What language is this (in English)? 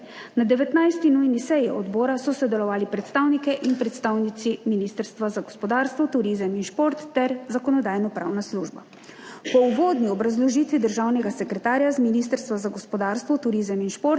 Slovenian